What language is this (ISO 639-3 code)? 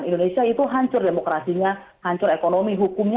ind